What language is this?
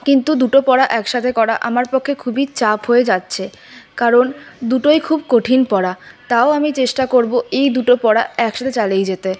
Bangla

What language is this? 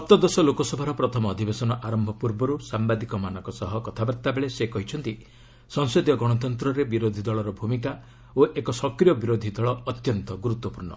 Odia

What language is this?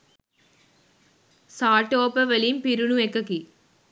Sinhala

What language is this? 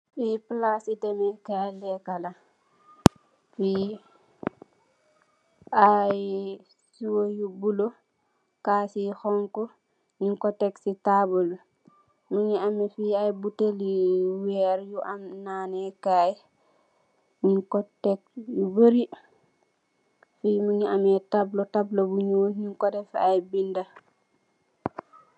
Wolof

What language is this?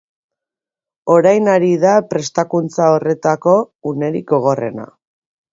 Basque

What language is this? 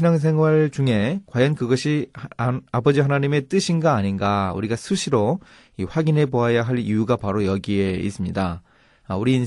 Korean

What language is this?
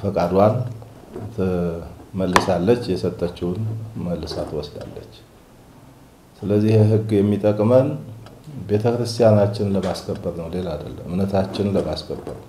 Arabic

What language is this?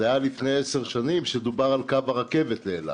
Hebrew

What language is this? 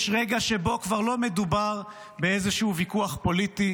Hebrew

